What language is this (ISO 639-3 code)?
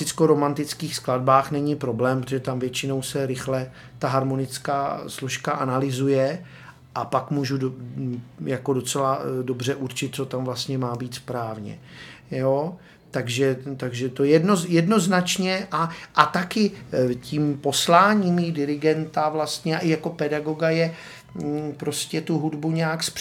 ces